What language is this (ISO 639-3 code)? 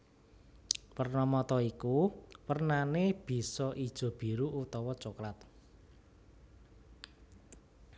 jav